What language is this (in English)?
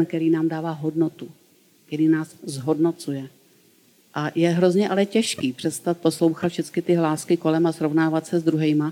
Czech